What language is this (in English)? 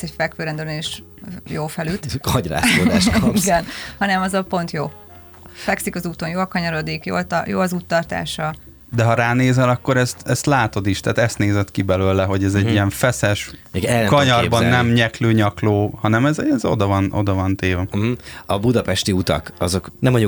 Hungarian